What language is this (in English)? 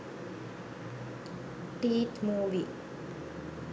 Sinhala